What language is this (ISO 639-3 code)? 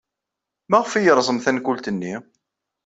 kab